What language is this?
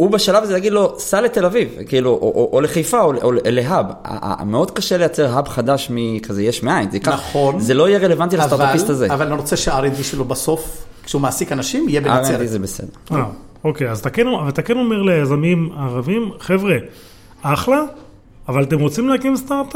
Hebrew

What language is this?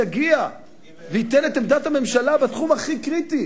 Hebrew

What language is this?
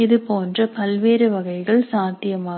Tamil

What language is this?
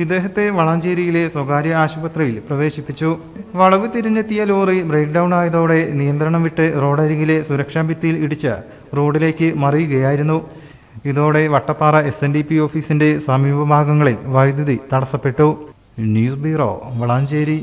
Malayalam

